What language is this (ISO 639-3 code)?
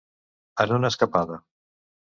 cat